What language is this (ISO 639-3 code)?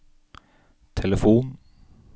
nor